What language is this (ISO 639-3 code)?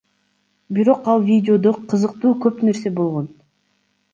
kir